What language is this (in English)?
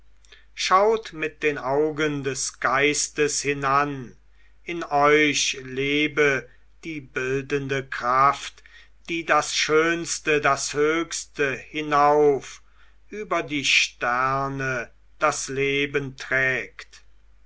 German